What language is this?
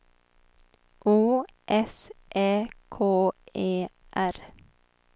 Swedish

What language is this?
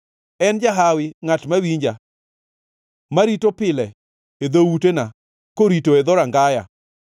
Luo (Kenya and Tanzania)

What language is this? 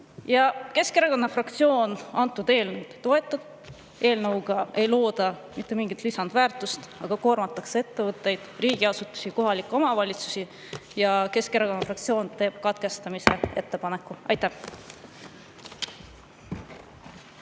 Estonian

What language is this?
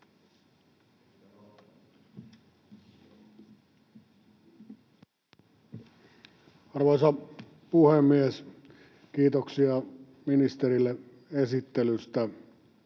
Finnish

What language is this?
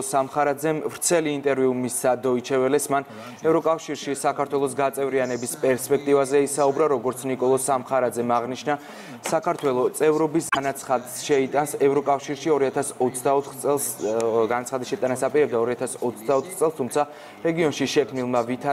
Romanian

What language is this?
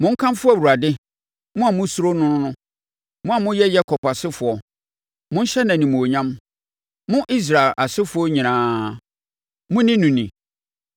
Akan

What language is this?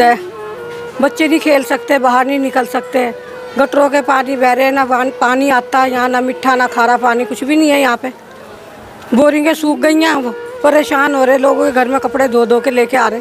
Hindi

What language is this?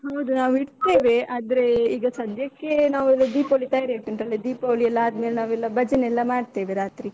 Kannada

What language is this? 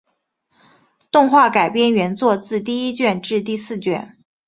Chinese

